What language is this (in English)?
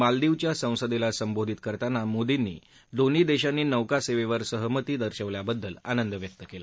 Marathi